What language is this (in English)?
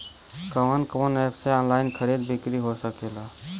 Bhojpuri